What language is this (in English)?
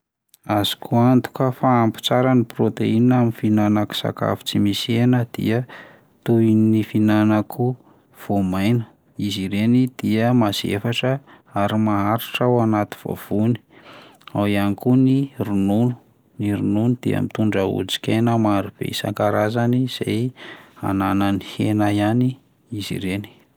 Malagasy